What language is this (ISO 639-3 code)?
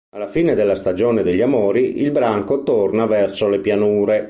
ita